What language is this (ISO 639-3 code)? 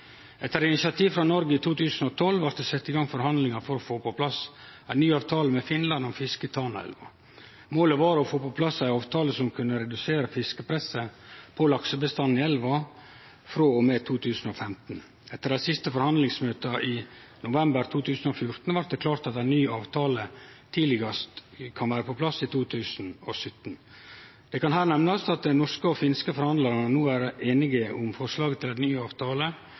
nno